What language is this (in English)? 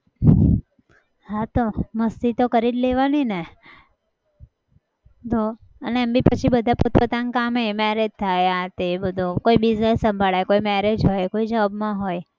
Gujarati